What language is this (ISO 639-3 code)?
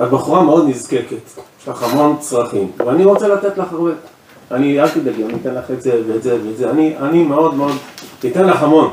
heb